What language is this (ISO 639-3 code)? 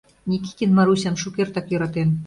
chm